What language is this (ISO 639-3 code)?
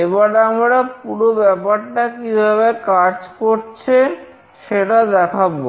ben